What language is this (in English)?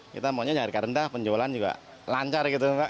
Indonesian